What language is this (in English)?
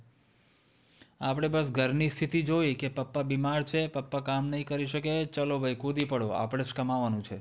Gujarati